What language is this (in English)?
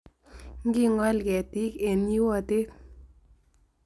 Kalenjin